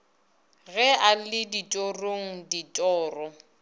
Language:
Northern Sotho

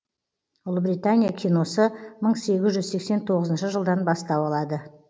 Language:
Kazakh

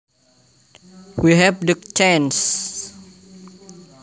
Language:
Javanese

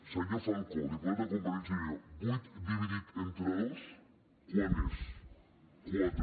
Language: Catalan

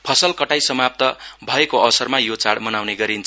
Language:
Nepali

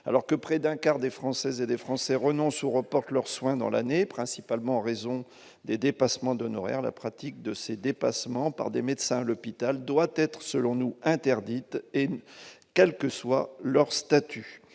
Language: French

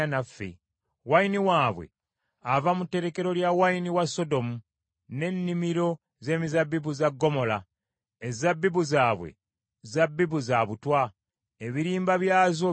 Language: Ganda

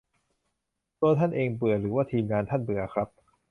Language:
Thai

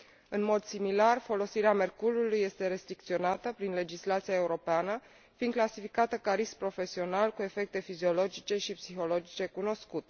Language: Romanian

